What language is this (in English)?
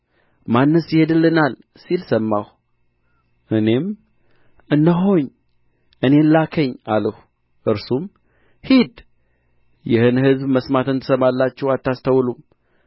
Amharic